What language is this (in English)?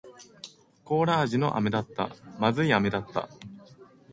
Japanese